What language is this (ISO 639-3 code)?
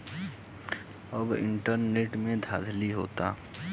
bho